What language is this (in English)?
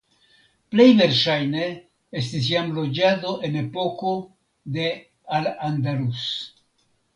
Esperanto